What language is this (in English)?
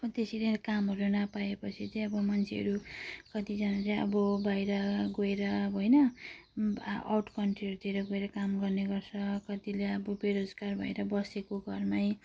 Nepali